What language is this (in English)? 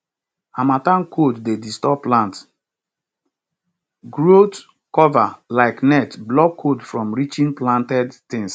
Nigerian Pidgin